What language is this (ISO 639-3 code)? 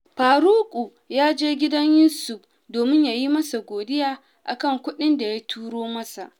hau